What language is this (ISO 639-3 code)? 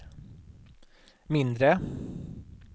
swe